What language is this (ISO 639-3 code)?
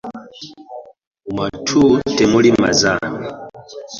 lug